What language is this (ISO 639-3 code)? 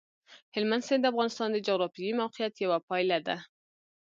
pus